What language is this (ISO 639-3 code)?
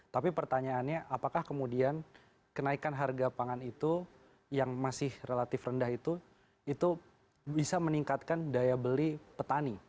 ind